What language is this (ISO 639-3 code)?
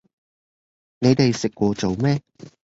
yue